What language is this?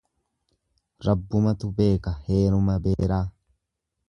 Oromo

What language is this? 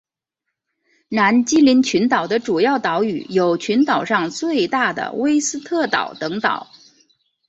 Chinese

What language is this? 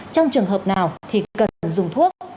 Vietnamese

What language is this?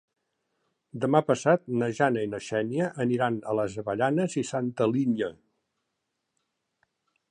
Catalan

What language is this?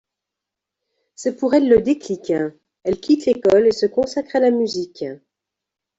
French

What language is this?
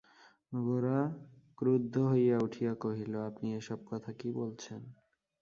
Bangla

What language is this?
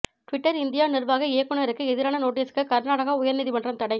Tamil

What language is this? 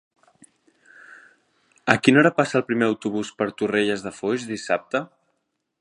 Catalan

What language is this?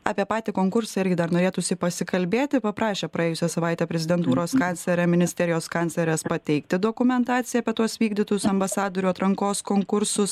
Lithuanian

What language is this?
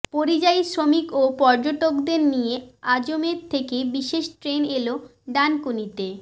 Bangla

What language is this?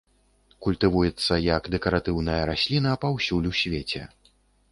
Belarusian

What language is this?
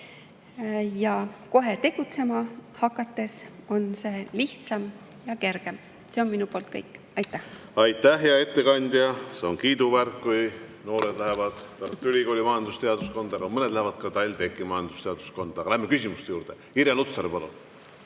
Estonian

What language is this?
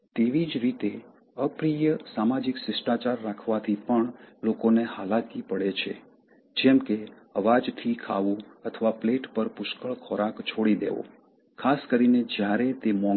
Gujarati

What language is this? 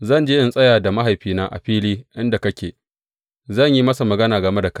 Hausa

